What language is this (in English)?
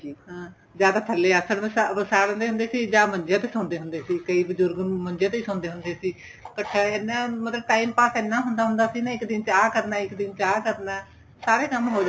Punjabi